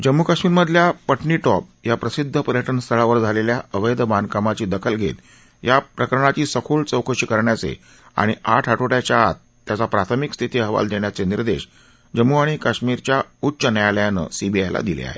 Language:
Marathi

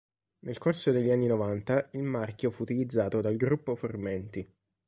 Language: Italian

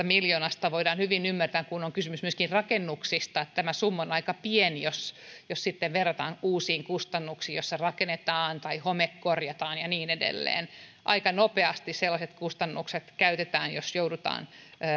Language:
Finnish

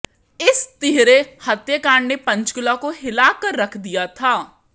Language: Hindi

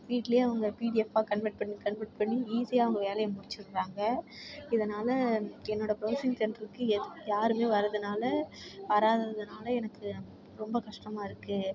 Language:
Tamil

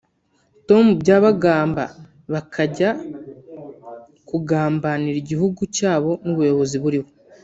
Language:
Kinyarwanda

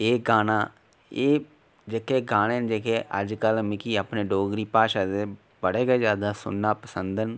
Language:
Dogri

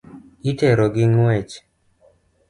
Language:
Luo (Kenya and Tanzania)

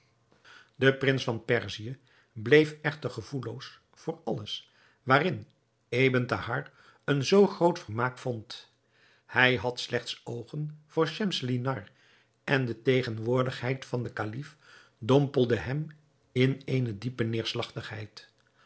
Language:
Dutch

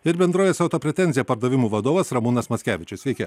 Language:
Lithuanian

